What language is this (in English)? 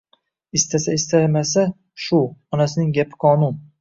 Uzbek